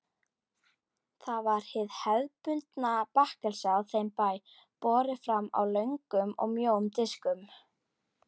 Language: Icelandic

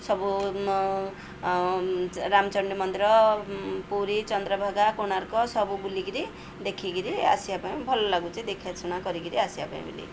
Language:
Odia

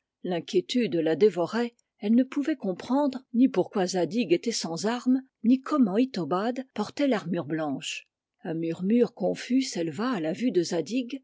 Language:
French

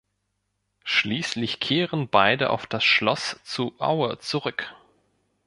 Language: German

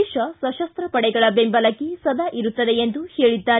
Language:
Kannada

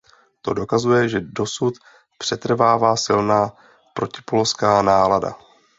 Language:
Czech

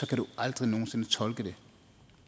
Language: Danish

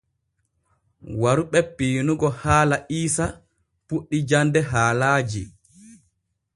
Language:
Borgu Fulfulde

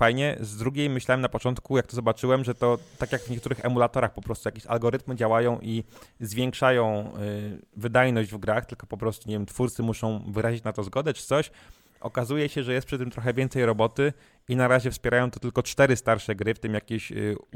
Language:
Polish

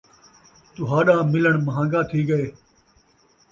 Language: Saraiki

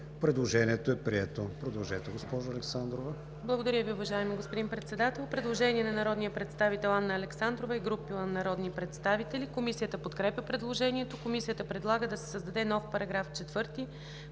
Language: Bulgarian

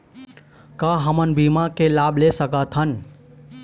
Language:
Chhattisgarhi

